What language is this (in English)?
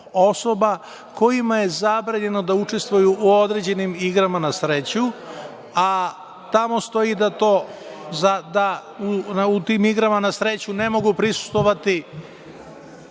Serbian